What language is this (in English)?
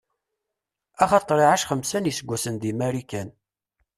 Kabyle